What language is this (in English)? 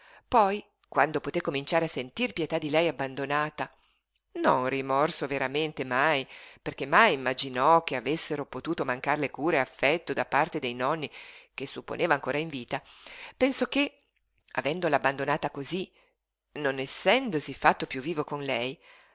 Italian